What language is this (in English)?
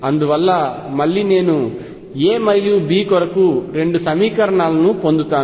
Telugu